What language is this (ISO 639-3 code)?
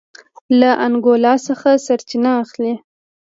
pus